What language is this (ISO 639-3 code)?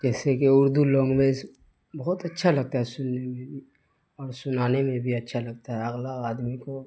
urd